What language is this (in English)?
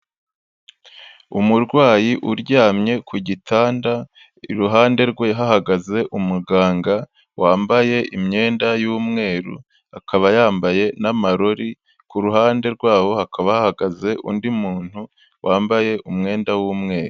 Kinyarwanda